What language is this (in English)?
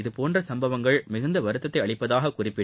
Tamil